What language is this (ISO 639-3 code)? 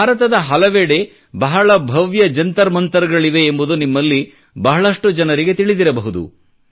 kan